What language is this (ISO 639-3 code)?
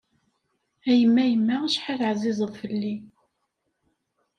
kab